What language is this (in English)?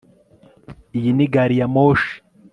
Kinyarwanda